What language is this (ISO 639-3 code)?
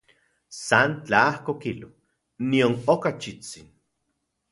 ncx